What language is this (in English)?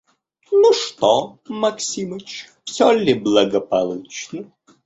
Russian